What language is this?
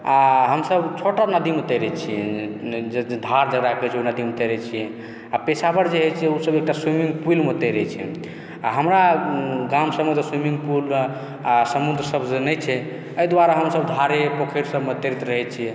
Maithili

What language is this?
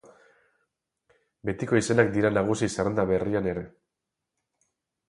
Basque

